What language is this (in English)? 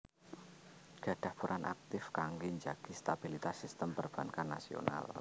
Javanese